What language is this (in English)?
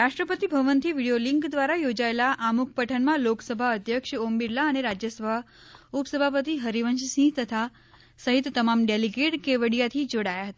Gujarati